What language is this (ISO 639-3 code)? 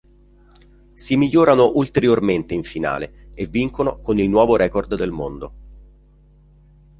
ita